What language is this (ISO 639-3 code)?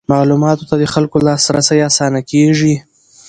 pus